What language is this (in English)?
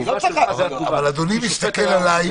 Hebrew